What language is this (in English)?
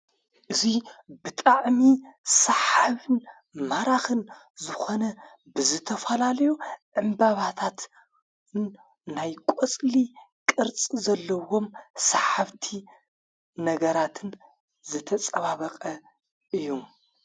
Tigrinya